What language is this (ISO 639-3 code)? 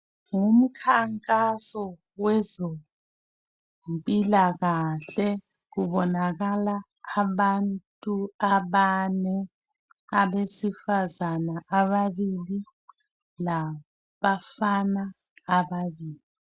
nde